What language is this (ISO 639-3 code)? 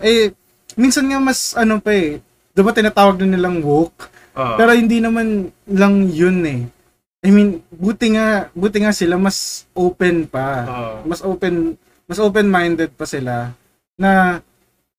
fil